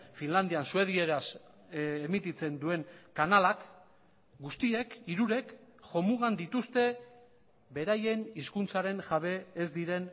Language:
Basque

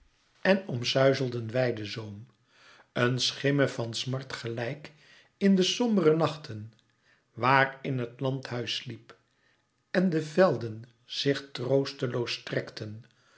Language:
Dutch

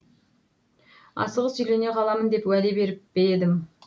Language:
Kazakh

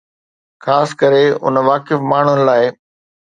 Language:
Sindhi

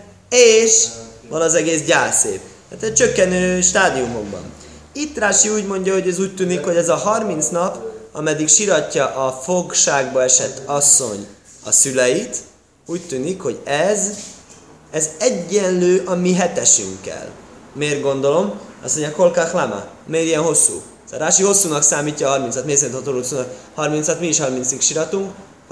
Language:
Hungarian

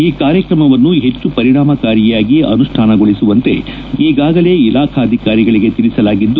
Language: Kannada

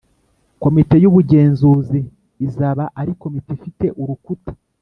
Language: Kinyarwanda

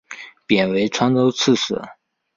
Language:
Chinese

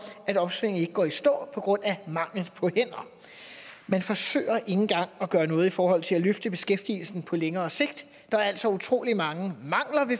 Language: Danish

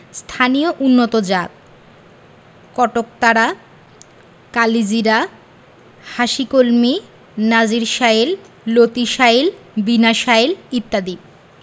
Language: Bangla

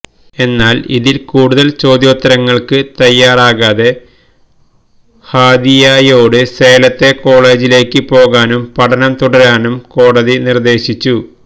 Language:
Malayalam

